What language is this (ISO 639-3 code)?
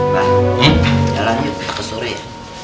ind